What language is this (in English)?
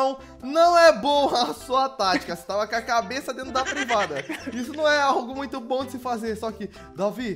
Portuguese